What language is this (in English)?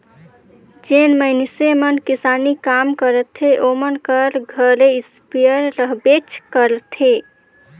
Chhattisgarhi